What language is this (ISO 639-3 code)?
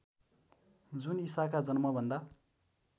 nep